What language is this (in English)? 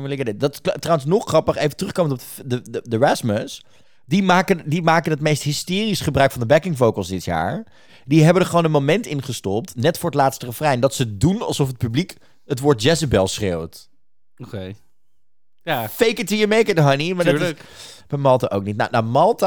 Dutch